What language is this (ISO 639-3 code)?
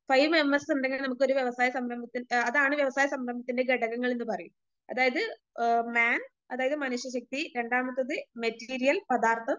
mal